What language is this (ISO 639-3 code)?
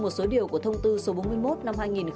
vie